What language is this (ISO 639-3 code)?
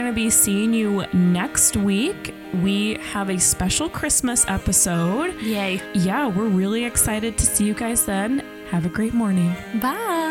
eng